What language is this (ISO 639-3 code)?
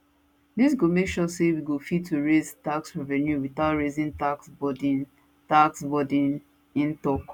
pcm